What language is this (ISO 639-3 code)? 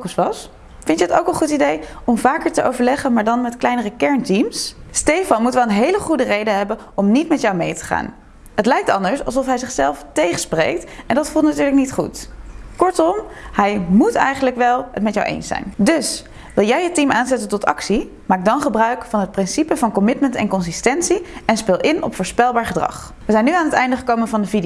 nld